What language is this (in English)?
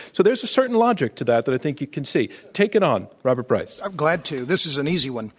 English